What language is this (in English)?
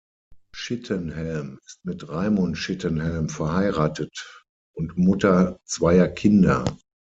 German